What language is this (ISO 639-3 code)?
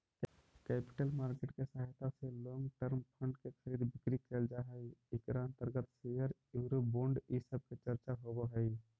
mag